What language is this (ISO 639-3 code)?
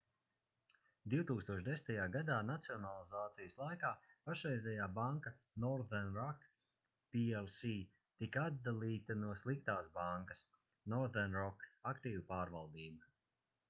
lav